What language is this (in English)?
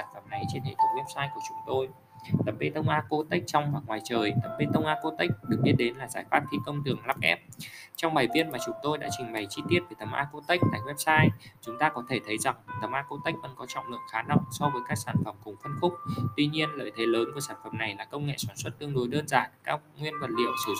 Vietnamese